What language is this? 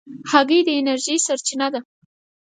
Pashto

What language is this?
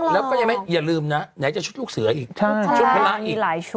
Thai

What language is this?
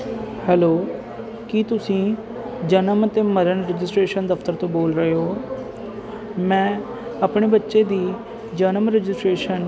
Punjabi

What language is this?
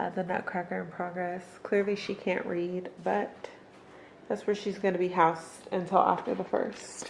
English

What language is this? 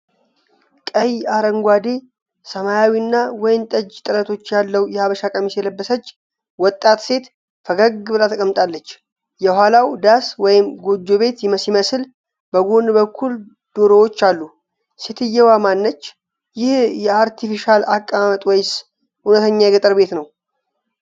Amharic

